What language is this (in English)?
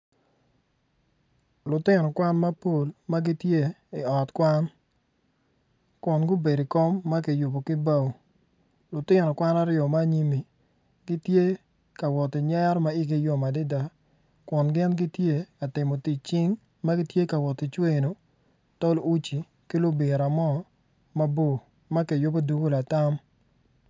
Acoli